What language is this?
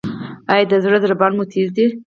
Pashto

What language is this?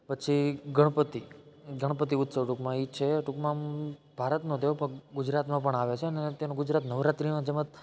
Gujarati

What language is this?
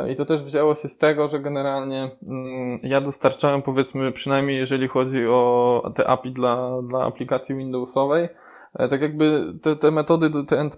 Polish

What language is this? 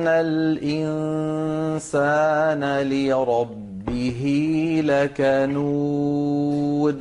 Arabic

